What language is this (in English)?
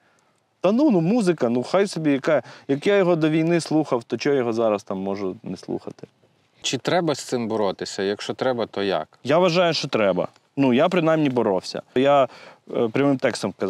Ukrainian